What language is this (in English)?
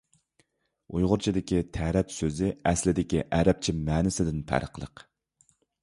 Uyghur